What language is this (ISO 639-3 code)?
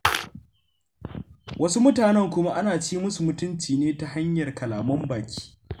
hau